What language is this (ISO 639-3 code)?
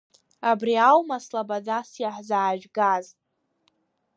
abk